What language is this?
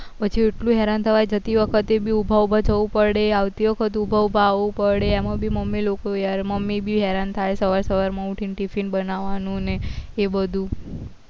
Gujarati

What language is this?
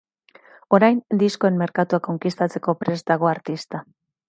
Basque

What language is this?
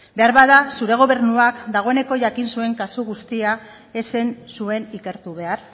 Basque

